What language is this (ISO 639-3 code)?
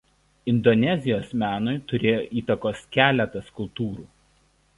lit